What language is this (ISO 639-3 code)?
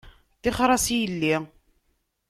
kab